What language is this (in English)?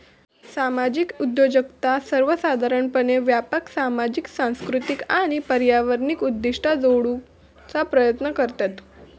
Marathi